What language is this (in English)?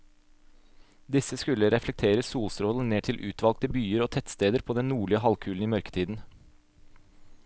Norwegian